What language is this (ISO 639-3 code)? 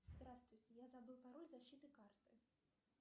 rus